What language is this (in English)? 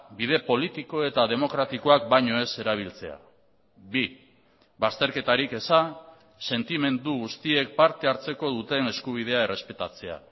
Basque